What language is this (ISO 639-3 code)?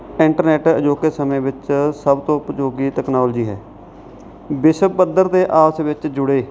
pan